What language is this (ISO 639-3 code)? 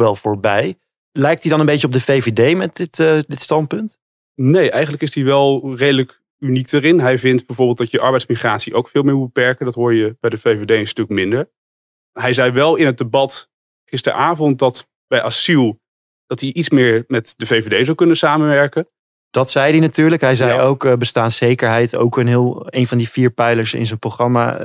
nld